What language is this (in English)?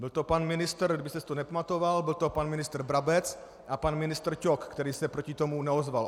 Czech